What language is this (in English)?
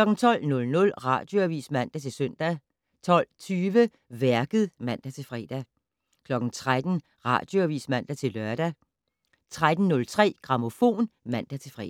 Danish